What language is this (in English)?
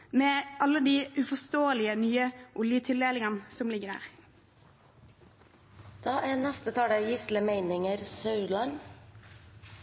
Norwegian Bokmål